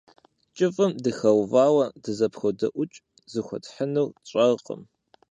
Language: Kabardian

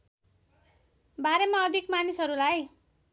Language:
Nepali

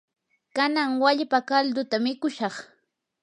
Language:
Yanahuanca Pasco Quechua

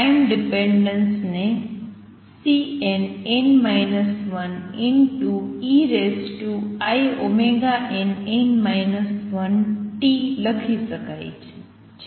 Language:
Gujarati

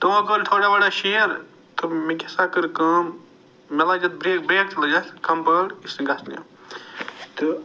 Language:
Kashmiri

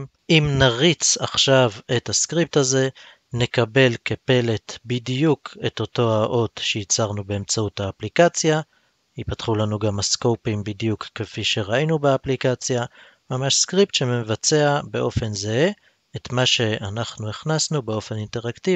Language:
Hebrew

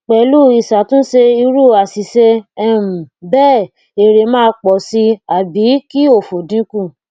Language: Yoruba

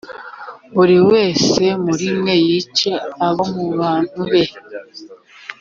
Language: Kinyarwanda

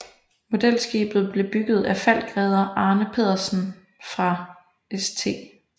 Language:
Danish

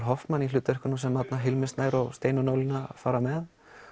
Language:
Icelandic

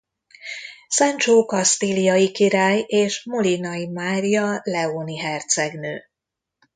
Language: Hungarian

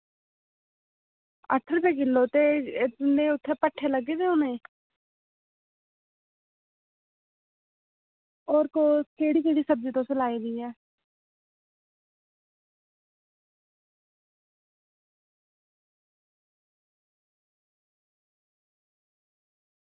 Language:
Dogri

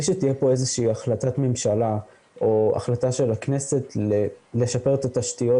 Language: Hebrew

